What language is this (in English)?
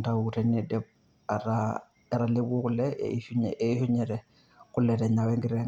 Masai